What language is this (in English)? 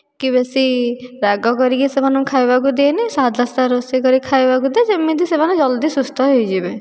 Odia